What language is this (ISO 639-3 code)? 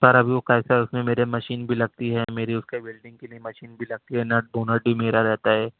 urd